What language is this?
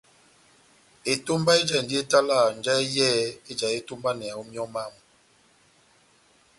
Batanga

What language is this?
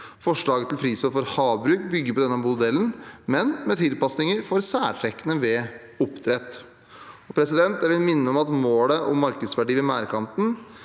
Norwegian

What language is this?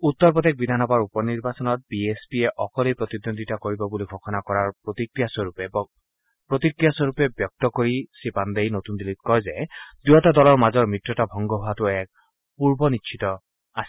Assamese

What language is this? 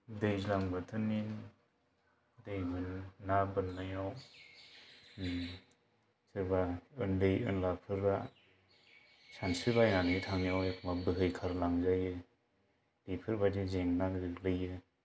Bodo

